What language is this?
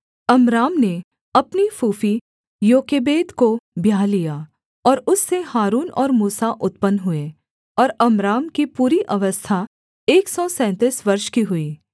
Hindi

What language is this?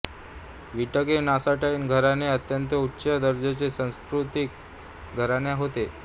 Marathi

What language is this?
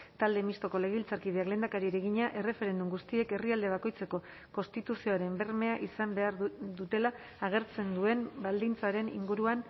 Basque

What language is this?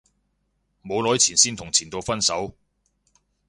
Cantonese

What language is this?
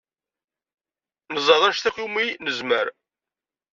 Kabyle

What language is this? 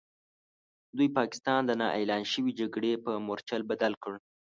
Pashto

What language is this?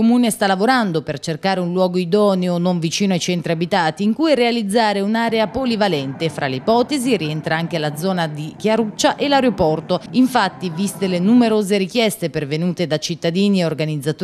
Italian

